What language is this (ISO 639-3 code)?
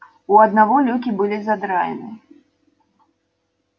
rus